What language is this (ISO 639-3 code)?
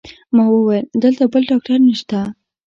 pus